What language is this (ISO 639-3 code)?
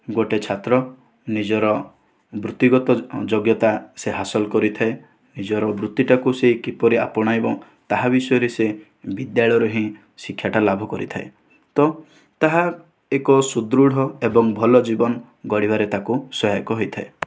ori